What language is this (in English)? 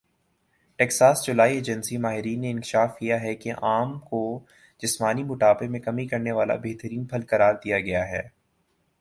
Urdu